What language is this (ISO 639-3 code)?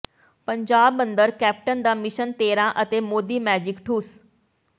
pan